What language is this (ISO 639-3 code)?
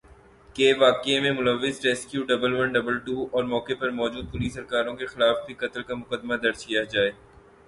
urd